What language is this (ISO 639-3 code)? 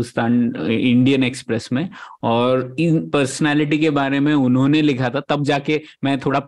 hin